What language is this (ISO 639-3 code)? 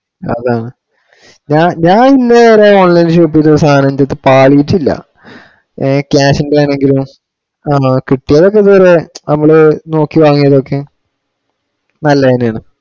mal